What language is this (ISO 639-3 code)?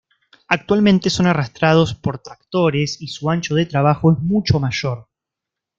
spa